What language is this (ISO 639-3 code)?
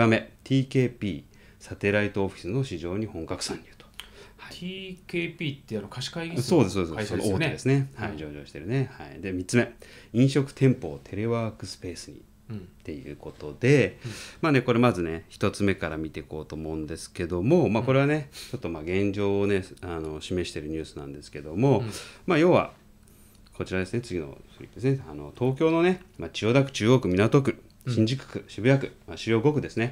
jpn